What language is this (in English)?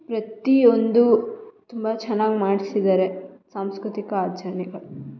Kannada